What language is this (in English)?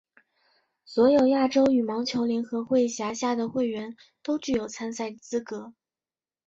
Chinese